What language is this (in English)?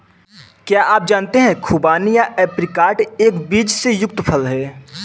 Hindi